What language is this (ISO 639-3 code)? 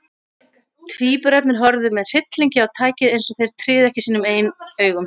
isl